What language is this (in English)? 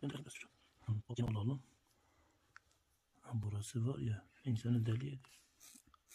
Turkish